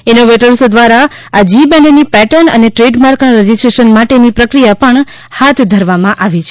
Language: Gujarati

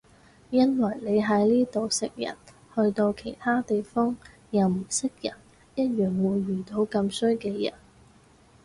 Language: Cantonese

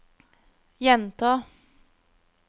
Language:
Norwegian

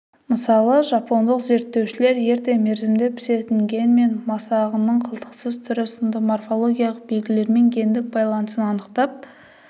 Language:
Kazakh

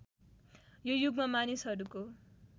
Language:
Nepali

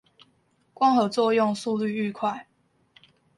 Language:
Chinese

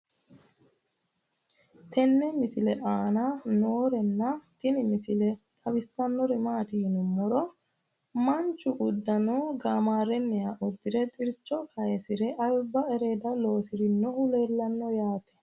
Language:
Sidamo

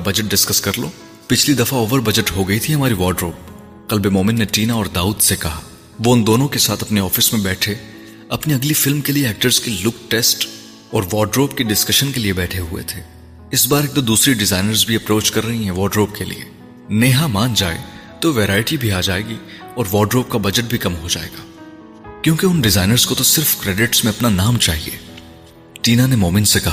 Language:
Urdu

